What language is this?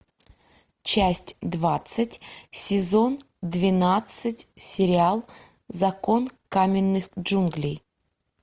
Russian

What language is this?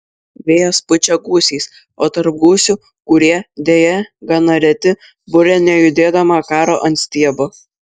Lithuanian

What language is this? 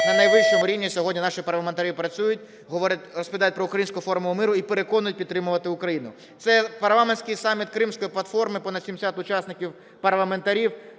Ukrainian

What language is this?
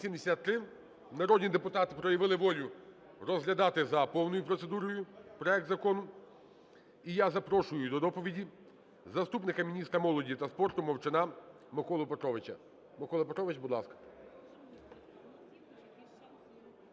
Ukrainian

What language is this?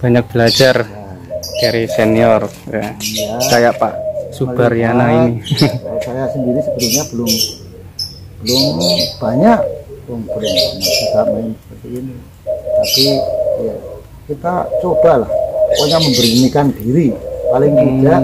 Indonesian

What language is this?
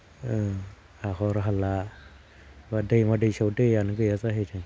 Bodo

